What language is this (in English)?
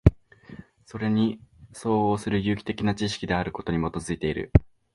Japanese